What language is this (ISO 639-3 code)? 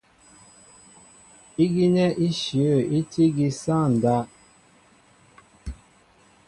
mbo